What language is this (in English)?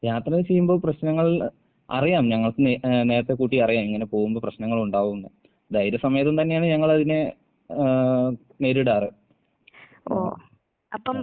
Malayalam